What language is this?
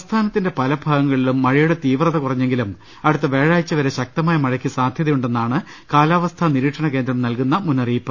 Malayalam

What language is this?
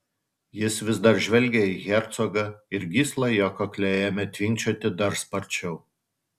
Lithuanian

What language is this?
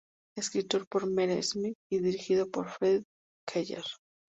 Spanish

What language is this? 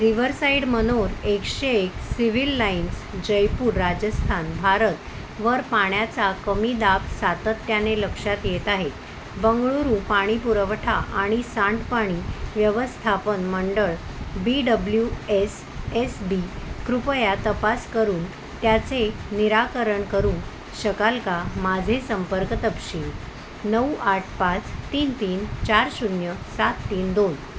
Marathi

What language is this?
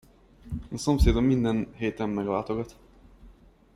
Hungarian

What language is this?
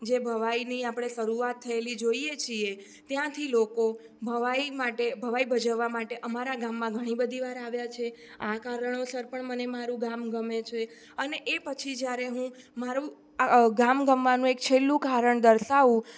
Gujarati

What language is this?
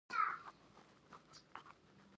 Pashto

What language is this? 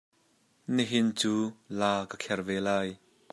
Hakha Chin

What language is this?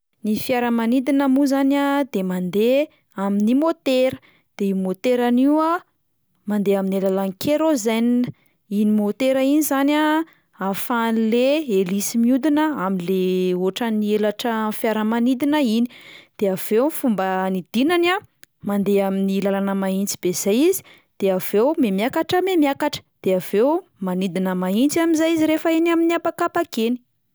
Malagasy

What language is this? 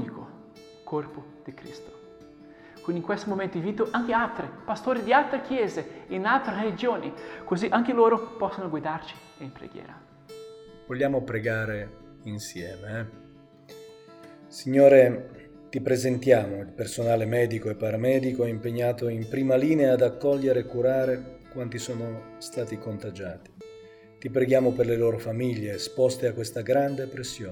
Italian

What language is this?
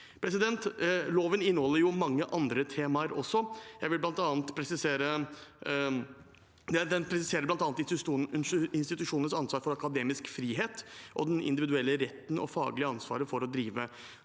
Norwegian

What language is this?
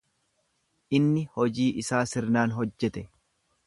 Oromo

